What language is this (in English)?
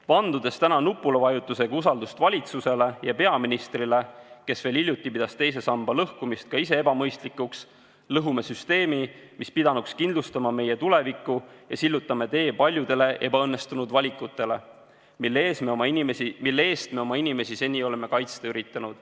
Estonian